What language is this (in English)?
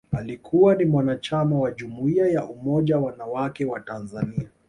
Swahili